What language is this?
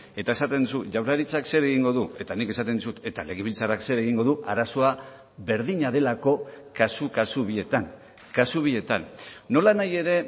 Basque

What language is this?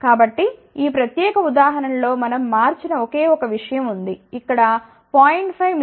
Telugu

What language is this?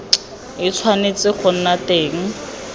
Tswana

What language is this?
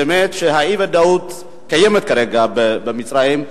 Hebrew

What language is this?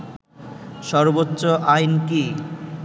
Bangla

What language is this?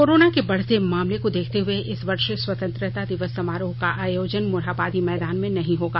Hindi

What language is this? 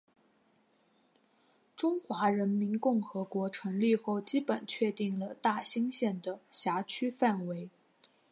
Chinese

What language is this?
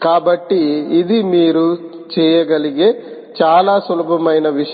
Telugu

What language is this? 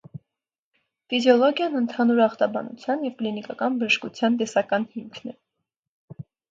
Armenian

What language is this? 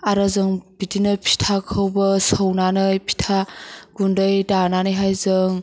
Bodo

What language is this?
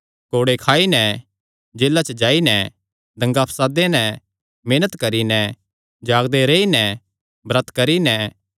Kangri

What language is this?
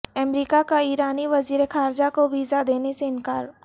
Urdu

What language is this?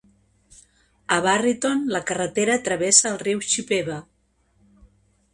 Catalan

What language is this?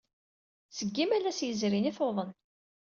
Kabyle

